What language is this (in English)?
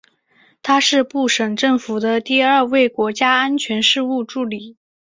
Chinese